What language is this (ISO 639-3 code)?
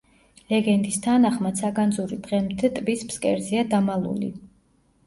kat